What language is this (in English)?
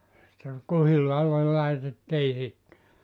Finnish